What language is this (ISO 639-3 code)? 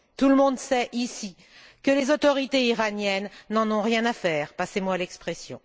fra